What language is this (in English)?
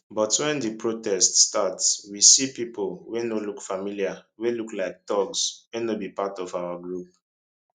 Nigerian Pidgin